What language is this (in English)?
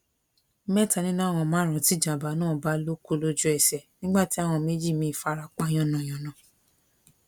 Yoruba